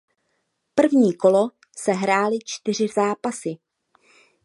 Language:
Czech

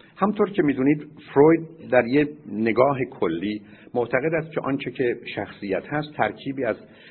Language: Persian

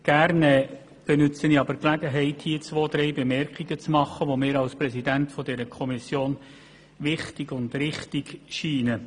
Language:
Swiss German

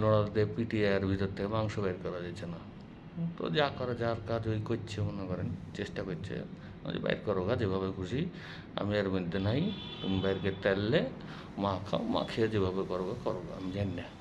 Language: Bangla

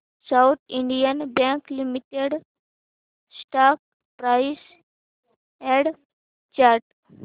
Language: Marathi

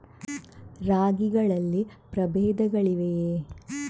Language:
Kannada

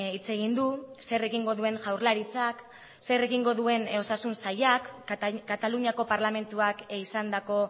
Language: Basque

